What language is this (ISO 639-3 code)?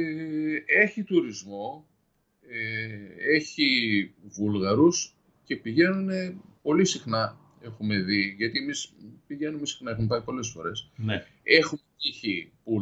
ell